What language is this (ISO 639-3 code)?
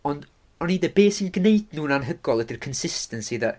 cym